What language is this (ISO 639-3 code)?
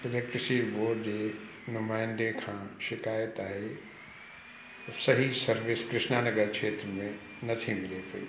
snd